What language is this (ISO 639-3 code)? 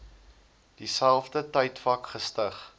afr